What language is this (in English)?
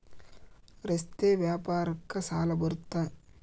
Kannada